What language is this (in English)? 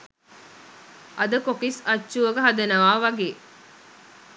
Sinhala